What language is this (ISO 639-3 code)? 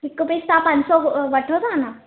snd